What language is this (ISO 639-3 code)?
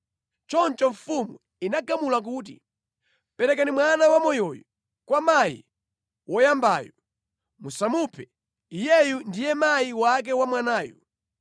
nya